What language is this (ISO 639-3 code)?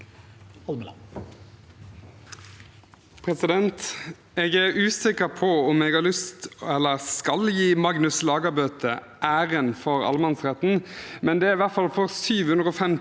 nor